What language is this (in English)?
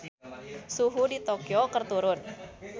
Sundanese